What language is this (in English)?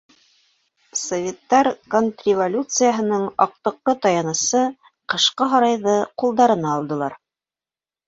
Bashkir